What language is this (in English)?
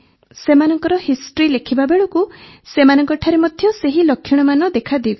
Odia